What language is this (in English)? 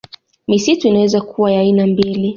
Swahili